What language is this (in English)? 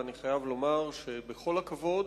Hebrew